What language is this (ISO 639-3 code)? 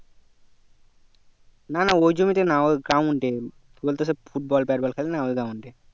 ben